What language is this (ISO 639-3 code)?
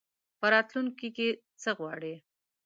pus